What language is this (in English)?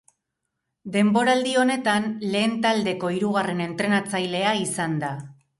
Basque